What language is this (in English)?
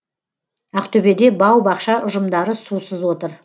Kazakh